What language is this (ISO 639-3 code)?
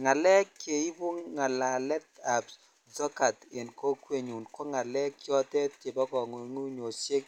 kln